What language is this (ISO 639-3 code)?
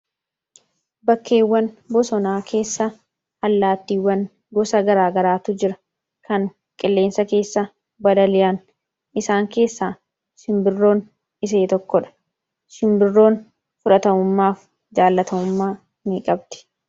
orm